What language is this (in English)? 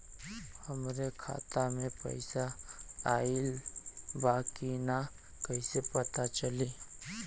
Bhojpuri